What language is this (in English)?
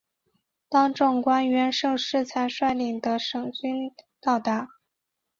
Chinese